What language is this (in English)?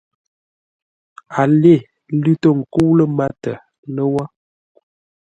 Ngombale